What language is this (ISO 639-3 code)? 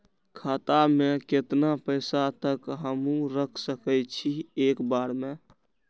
mai